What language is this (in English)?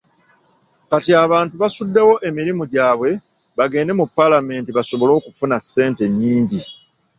Ganda